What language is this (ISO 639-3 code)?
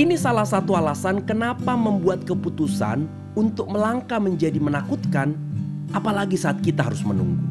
ind